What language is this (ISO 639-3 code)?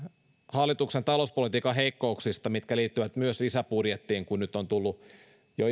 fin